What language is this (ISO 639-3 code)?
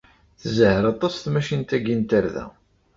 kab